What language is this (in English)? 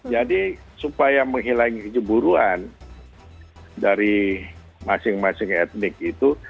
Indonesian